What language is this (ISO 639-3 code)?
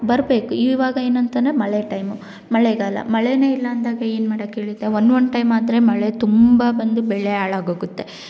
kan